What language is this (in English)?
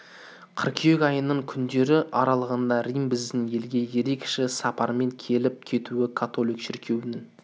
Kazakh